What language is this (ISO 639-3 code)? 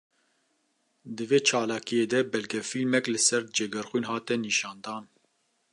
kur